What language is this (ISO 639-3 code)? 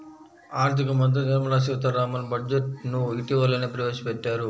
tel